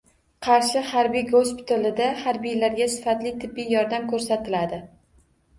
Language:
Uzbek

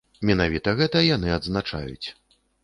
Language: Belarusian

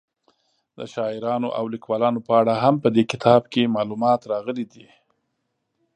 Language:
Pashto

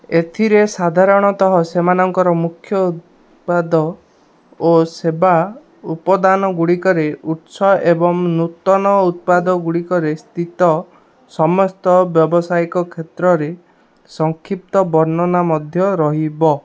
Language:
Odia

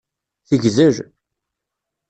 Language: Kabyle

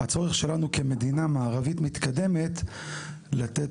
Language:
Hebrew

